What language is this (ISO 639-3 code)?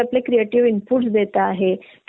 mar